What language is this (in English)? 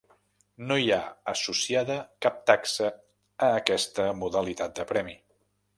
Catalan